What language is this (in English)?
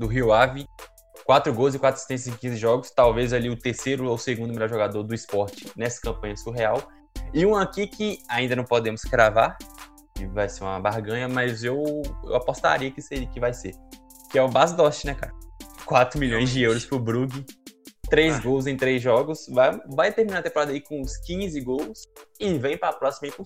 Portuguese